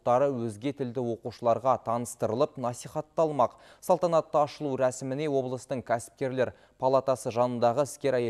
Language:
Turkish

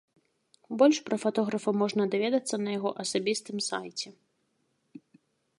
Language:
Belarusian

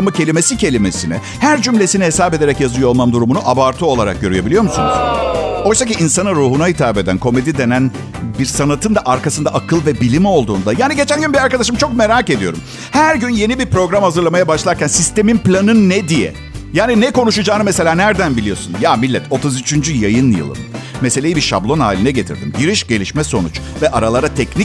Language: Turkish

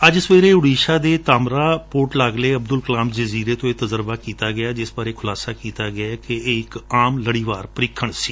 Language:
Punjabi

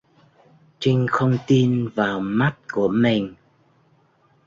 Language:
Vietnamese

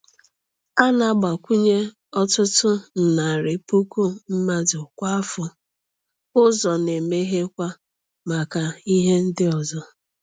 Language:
Igbo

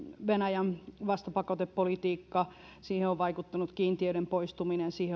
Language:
Finnish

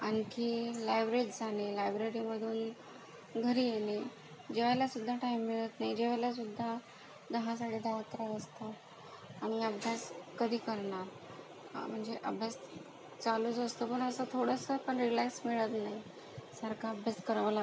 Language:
Marathi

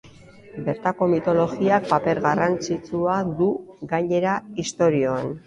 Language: Basque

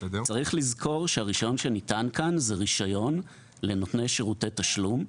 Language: Hebrew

